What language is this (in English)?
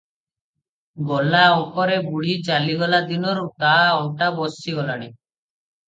Odia